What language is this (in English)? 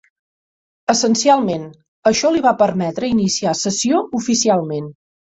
Catalan